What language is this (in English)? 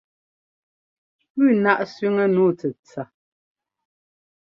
Ngomba